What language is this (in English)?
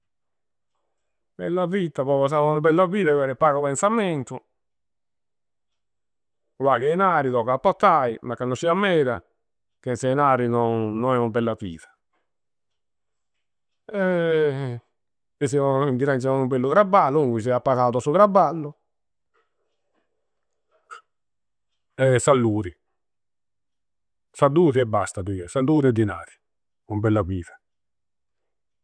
Campidanese Sardinian